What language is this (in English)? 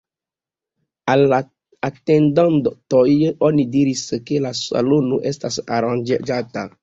Esperanto